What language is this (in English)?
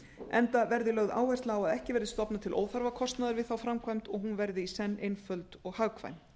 Icelandic